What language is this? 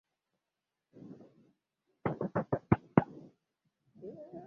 Swahili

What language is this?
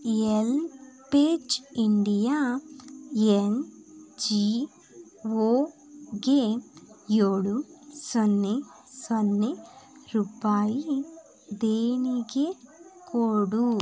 Kannada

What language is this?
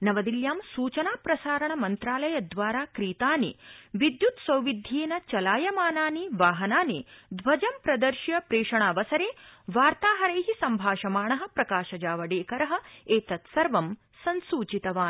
Sanskrit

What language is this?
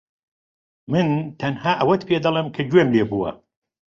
Central Kurdish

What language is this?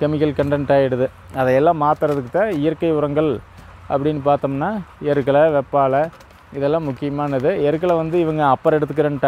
Indonesian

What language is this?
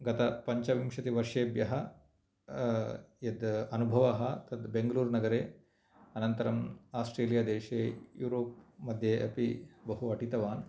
Sanskrit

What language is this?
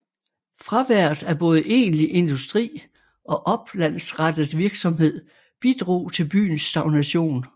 Danish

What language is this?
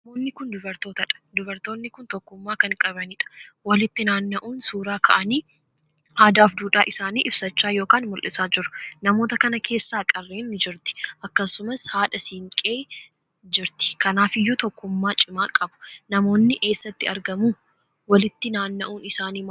Oromo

